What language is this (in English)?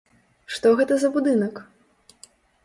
Belarusian